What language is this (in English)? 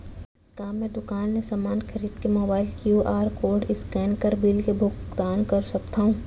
Chhattisgarhi